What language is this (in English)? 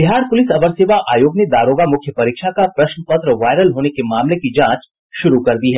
Hindi